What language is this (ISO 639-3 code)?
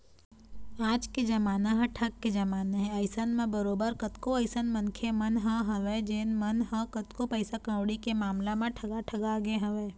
hne